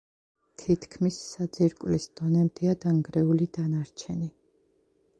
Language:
Georgian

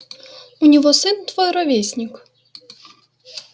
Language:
Russian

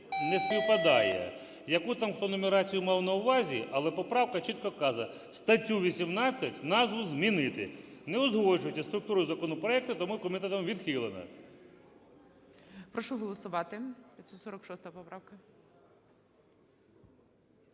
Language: Ukrainian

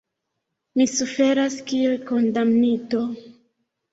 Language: Esperanto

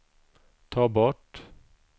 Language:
Swedish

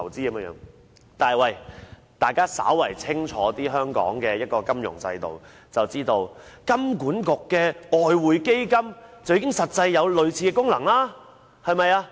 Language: Cantonese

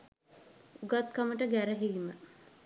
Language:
Sinhala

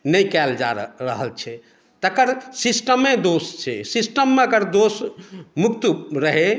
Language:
Maithili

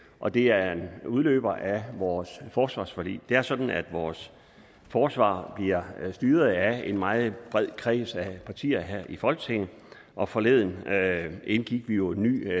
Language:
Danish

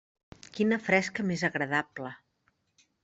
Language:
Catalan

